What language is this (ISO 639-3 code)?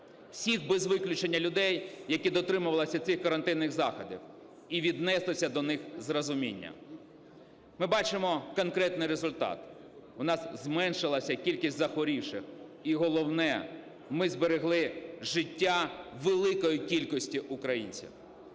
ukr